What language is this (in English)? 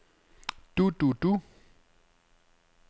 Danish